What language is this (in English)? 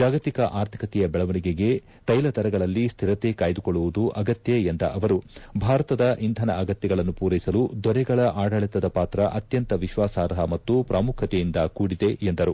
Kannada